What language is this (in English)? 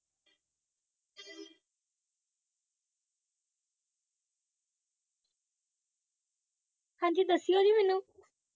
Punjabi